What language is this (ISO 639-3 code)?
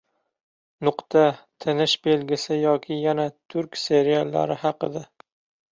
uzb